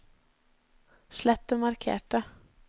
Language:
Norwegian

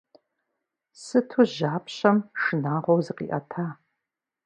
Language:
Kabardian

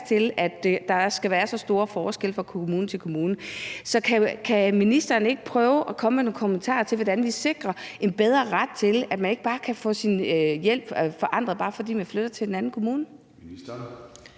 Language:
Danish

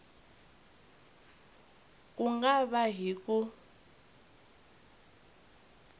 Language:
Tsonga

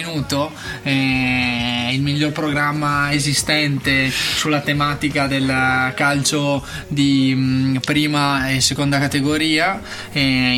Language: Italian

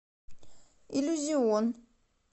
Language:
Russian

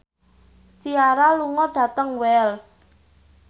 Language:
Javanese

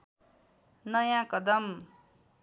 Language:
Nepali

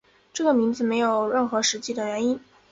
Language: Chinese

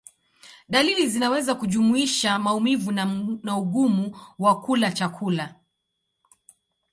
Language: Swahili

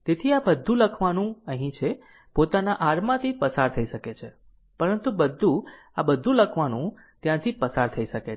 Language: Gujarati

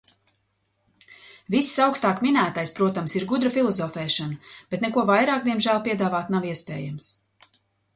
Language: Latvian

